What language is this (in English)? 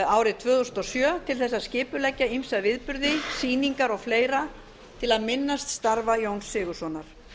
Icelandic